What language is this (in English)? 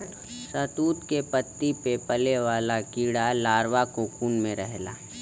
Bhojpuri